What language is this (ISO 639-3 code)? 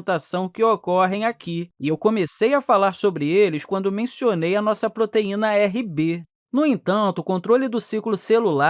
por